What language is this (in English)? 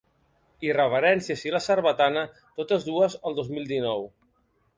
Catalan